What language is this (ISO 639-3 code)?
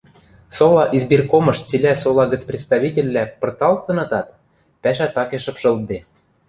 mrj